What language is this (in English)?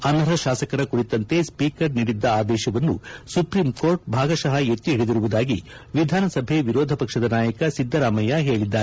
Kannada